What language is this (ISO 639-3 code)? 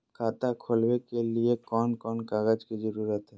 mag